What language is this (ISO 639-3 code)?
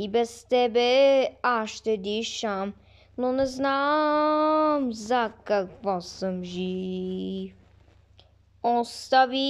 ron